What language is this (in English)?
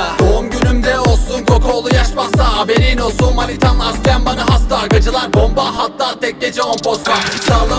Turkish